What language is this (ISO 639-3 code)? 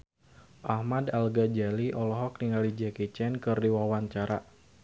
sun